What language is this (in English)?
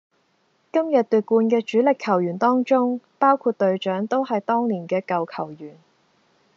Cantonese